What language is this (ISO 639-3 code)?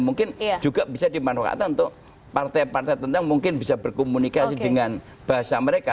ind